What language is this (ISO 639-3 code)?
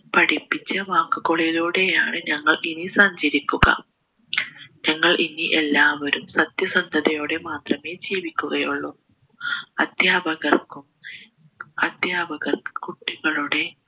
mal